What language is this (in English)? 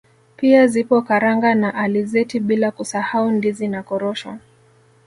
Swahili